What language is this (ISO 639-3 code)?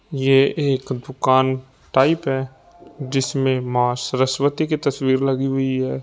hin